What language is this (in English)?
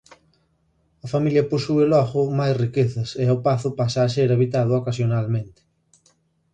Galician